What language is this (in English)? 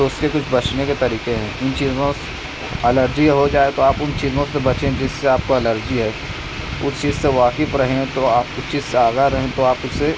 Urdu